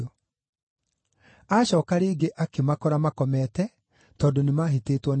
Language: Kikuyu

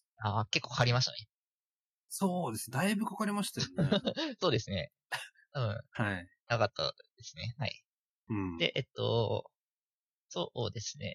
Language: Japanese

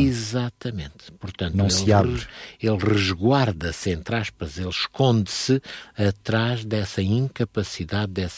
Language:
Portuguese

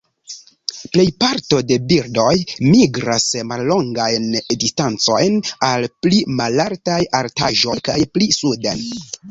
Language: Esperanto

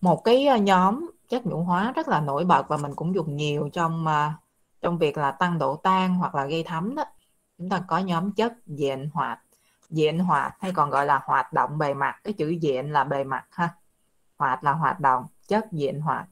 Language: Vietnamese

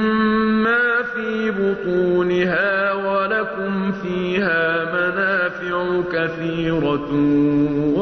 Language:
Arabic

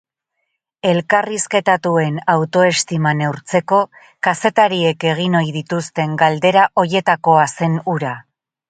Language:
Basque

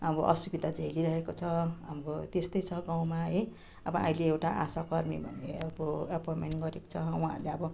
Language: Nepali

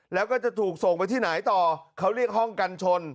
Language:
Thai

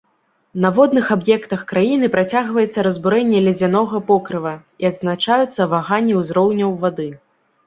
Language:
Belarusian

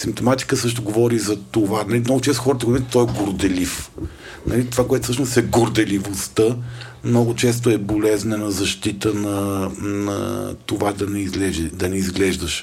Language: Bulgarian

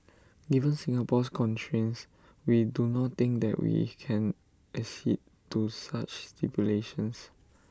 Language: English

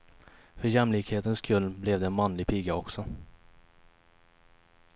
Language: Swedish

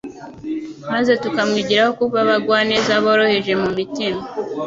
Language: Kinyarwanda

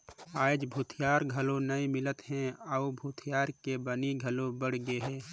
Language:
Chhattisgarhi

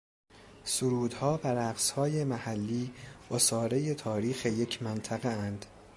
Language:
Persian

